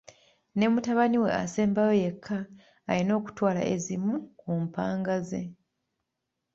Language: Ganda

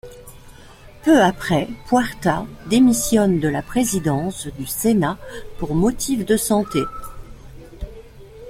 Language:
French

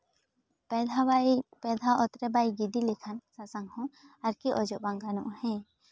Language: Santali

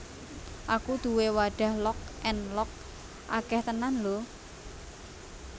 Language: Javanese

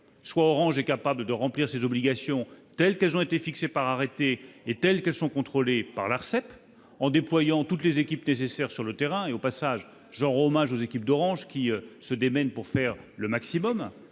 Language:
French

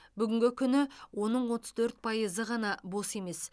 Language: Kazakh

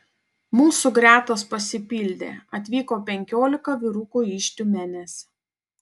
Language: Lithuanian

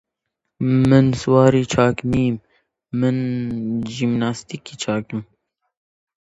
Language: Central Kurdish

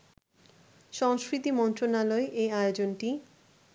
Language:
Bangla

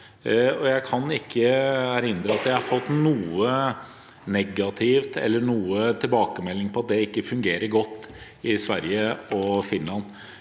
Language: Norwegian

